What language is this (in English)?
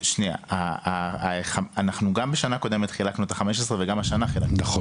Hebrew